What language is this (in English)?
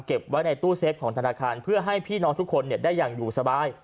Thai